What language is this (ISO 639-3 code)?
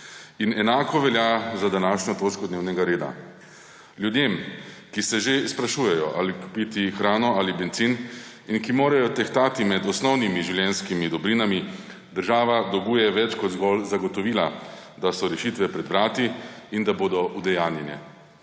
slv